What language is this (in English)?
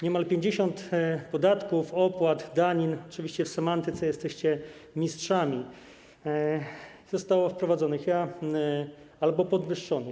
Polish